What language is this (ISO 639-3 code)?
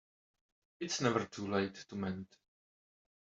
eng